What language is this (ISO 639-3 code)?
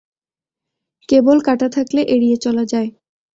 ben